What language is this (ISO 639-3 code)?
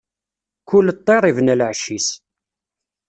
kab